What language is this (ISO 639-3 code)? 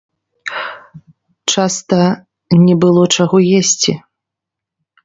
bel